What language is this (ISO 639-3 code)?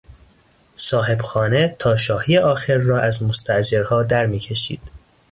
fas